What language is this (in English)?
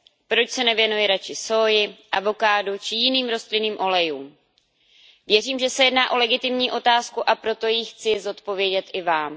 Czech